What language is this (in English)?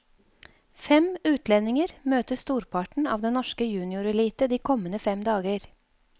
Norwegian